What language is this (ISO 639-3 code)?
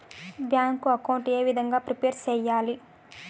tel